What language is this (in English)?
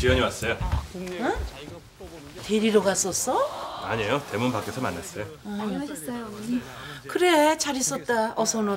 Korean